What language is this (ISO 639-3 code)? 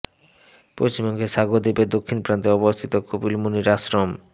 ben